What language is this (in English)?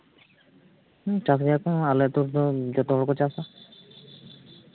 Santali